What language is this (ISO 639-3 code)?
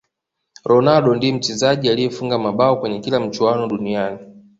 swa